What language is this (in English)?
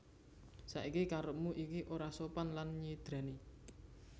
Javanese